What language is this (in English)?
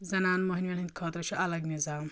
Kashmiri